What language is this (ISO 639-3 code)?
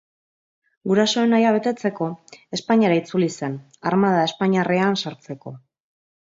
eus